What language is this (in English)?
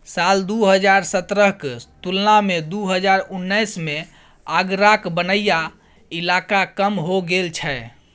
Maithili